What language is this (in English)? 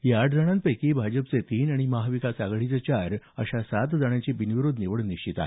Marathi